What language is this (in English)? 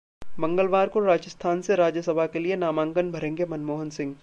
Hindi